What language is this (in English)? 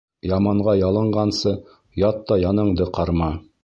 Bashkir